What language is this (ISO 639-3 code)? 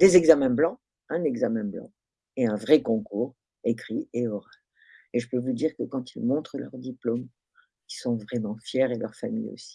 fra